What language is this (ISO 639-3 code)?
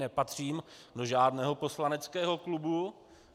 ces